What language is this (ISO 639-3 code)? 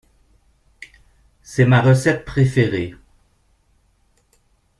fra